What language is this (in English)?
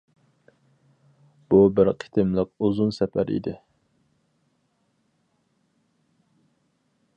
Uyghur